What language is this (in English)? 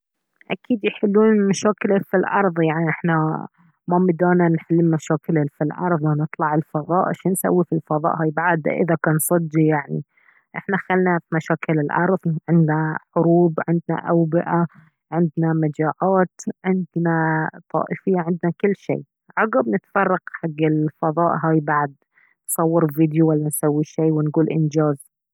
Baharna Arabic